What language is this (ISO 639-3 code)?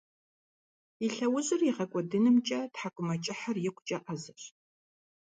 kbd